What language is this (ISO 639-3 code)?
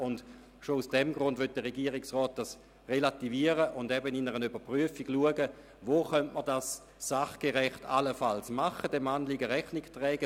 gsw